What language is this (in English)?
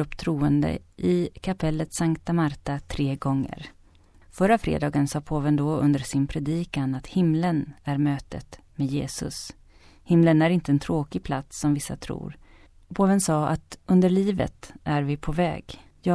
Swedish